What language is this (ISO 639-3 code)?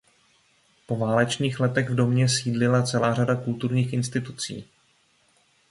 ces